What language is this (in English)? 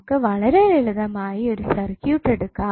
Malayalam